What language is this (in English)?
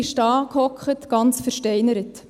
Swiss German